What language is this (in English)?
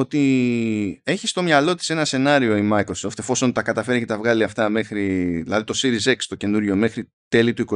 Greek